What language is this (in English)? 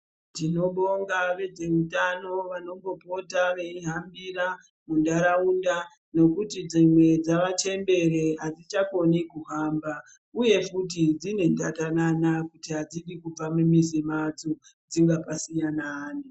Ndau